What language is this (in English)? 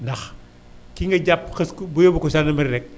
Wolof